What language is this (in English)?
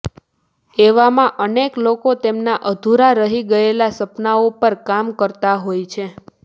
Gujarati